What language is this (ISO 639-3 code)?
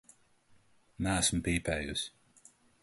lav